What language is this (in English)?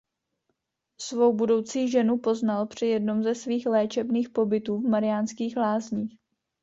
Czech